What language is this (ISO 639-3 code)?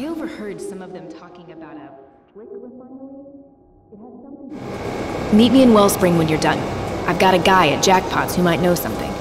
eng